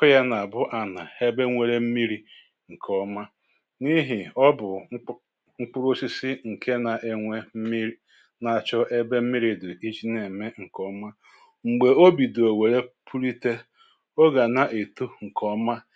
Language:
Igbo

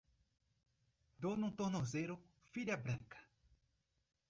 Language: Portuguese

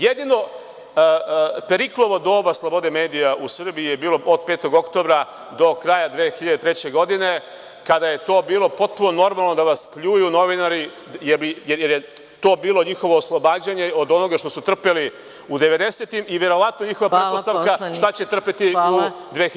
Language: Serbian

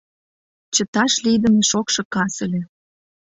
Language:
Mari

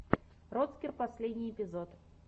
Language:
Russian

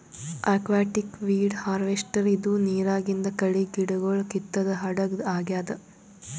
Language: Kannada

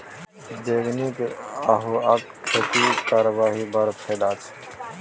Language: Maithili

